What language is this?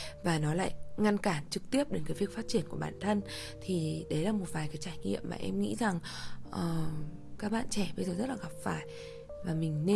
Vietnamese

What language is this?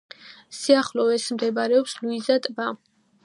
Georgian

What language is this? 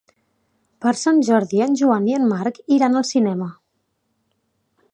Catalan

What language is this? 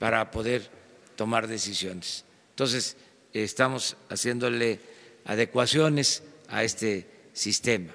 Spanish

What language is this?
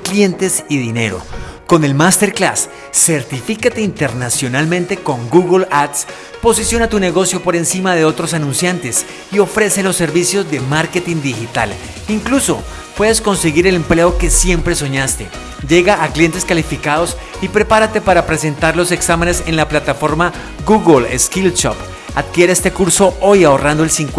Spanish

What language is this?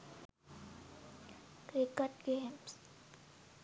Sinhala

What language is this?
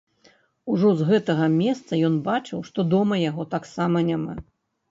Belarusian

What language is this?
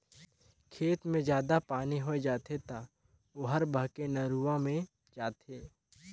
Chhattisgarhi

